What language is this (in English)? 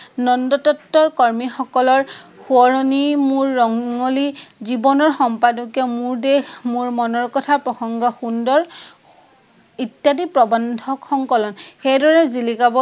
Assamese